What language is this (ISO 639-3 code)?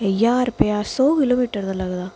doi